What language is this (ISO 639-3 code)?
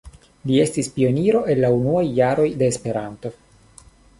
epo